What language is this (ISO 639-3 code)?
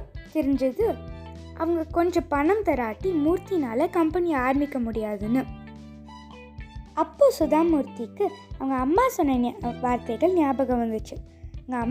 tam